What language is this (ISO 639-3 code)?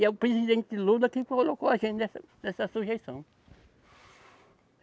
por